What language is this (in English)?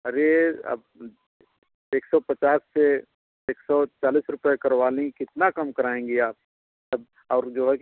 Hindi